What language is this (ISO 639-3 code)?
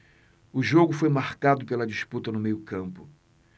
por